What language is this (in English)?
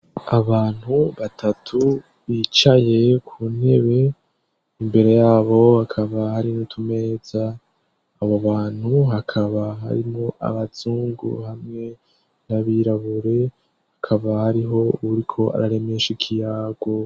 Rundi